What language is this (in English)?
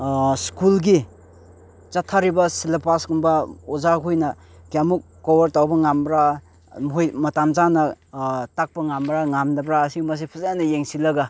Manipuri